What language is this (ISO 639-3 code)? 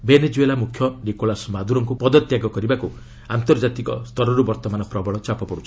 ori